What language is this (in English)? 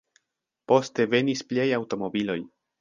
Esperanto